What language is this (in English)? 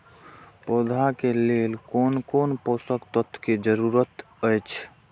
Maithili